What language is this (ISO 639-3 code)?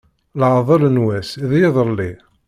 kab